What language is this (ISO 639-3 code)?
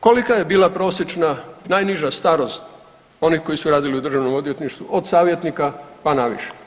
hrv